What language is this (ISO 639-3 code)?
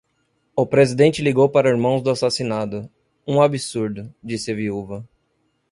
por